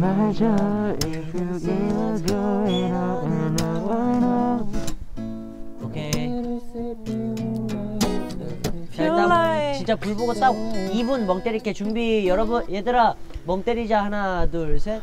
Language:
Korean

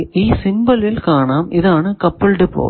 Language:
Malayalam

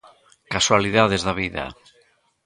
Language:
Galician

